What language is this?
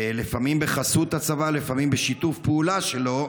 Hebrew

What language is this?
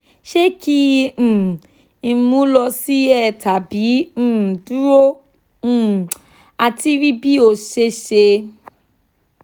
Yoruba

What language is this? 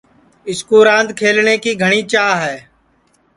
Sansi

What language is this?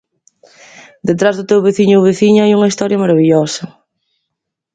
Galician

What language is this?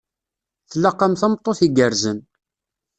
Kabyle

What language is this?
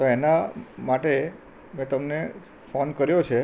Gujarati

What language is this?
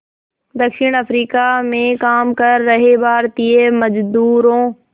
Hindi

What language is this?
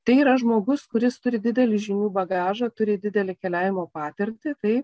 Lithuanian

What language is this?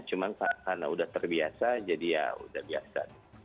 Indonesian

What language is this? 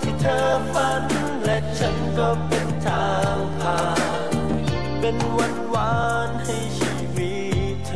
Thai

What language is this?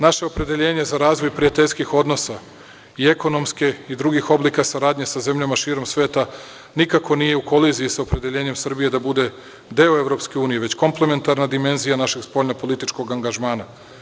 Serbian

